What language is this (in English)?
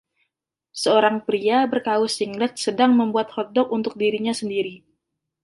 Indonesian